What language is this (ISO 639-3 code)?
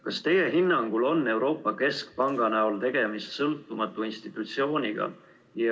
est